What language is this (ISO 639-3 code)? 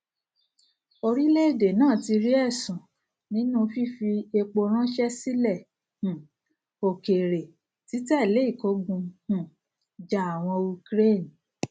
yor